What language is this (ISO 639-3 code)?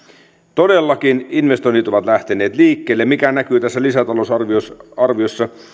fin